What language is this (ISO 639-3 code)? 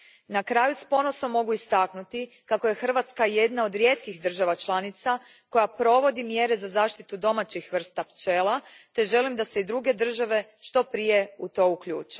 hrv